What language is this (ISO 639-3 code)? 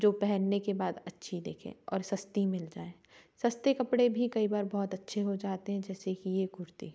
hin